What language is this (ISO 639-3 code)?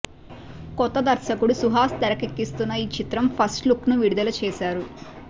tel